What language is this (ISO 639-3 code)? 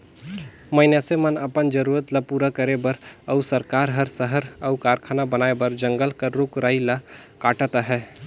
hne